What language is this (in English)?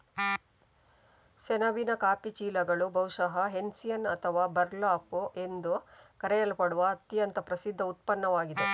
Kannada